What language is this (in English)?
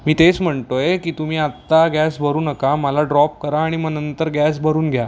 Marathi